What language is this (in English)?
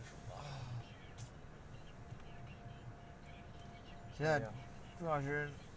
Chinese